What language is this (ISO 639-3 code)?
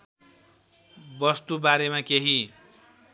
nep